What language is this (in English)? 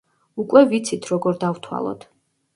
Georgian